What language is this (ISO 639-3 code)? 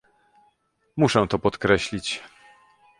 pol